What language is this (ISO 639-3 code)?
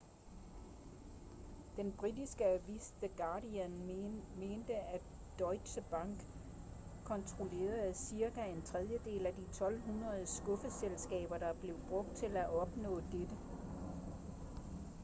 dan